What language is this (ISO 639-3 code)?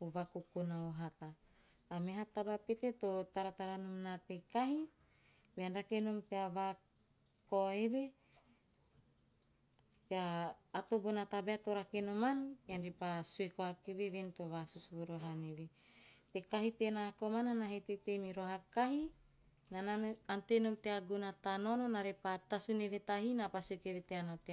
tio